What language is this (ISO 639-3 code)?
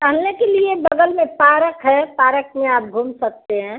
hin